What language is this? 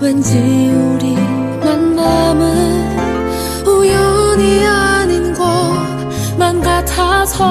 Vietnamese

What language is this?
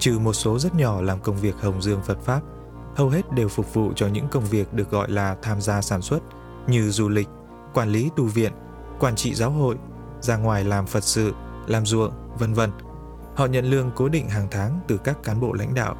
Vietnamese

